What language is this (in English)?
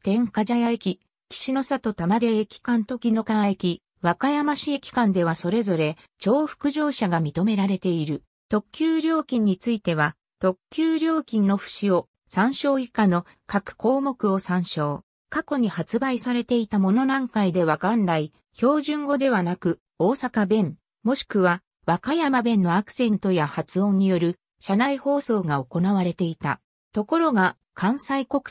Japanese